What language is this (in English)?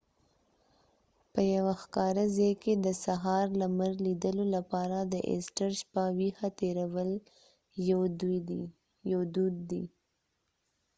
Pashto